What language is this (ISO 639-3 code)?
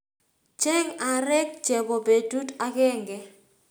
kln